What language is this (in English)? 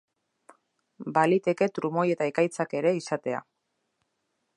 Basque